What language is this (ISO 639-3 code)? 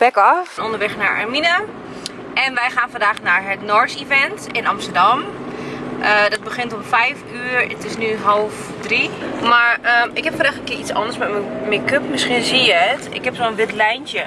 nld